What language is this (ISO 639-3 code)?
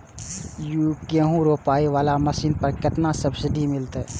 mai